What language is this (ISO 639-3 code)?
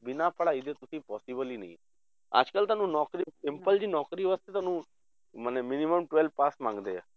pan